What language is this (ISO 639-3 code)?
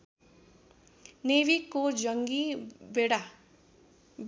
nep